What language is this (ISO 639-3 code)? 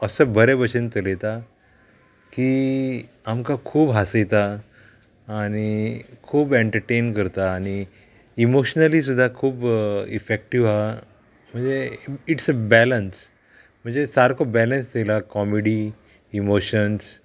kok